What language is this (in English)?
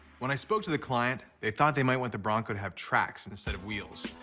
English